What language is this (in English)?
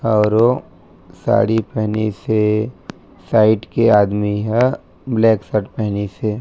Chhattisgarhi